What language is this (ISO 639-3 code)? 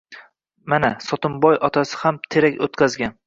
uzb